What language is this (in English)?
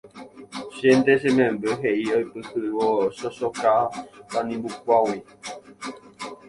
Guarani